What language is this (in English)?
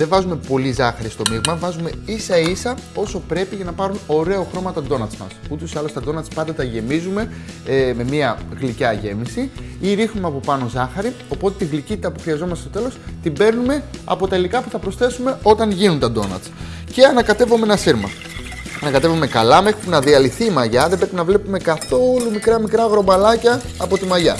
Greek